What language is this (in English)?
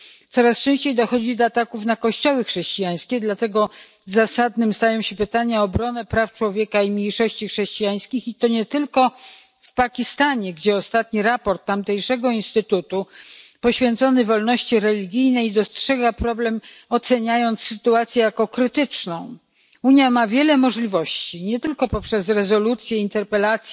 Polish